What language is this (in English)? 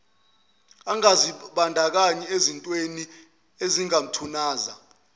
Zulu